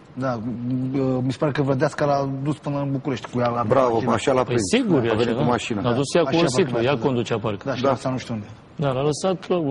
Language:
Romanian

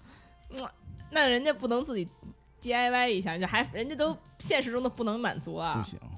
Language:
Chinese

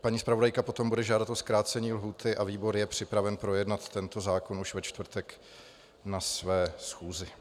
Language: Czech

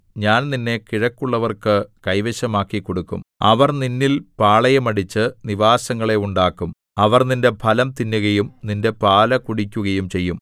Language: Malayalam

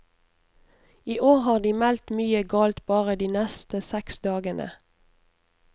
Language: Norwegian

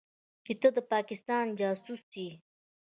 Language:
Pashto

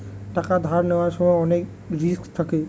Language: Bangla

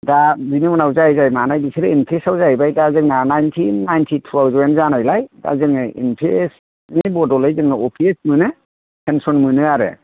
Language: Bodo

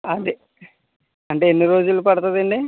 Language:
Telugu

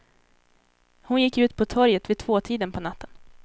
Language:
Swedish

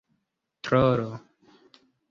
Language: Esperanto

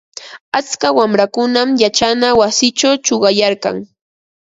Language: Ambo-Pasco Quechua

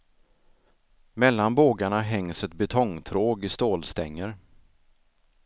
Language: Swedish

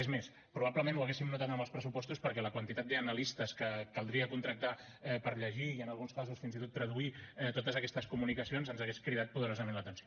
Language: Catalan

